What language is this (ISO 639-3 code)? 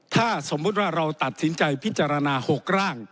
tha